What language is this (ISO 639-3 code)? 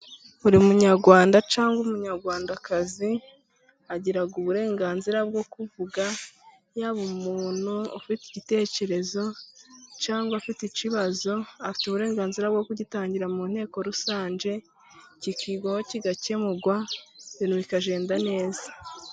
kin